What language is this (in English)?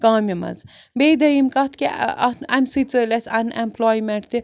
Kashmiri